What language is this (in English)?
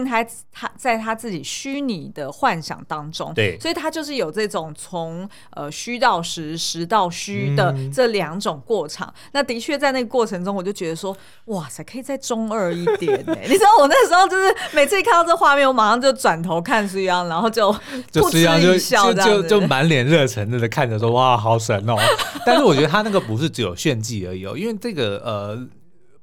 Chinese